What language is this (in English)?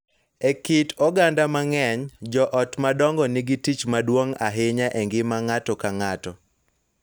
Luo (Kenya and Tanzania)